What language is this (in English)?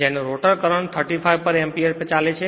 Gujarati